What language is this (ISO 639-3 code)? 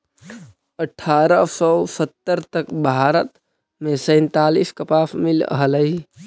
mag